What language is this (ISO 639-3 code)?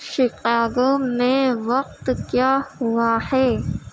urd